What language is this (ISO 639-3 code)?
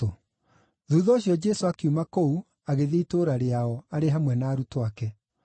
kik